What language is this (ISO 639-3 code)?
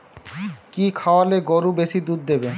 ben